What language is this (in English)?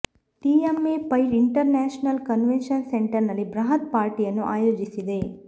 Kannada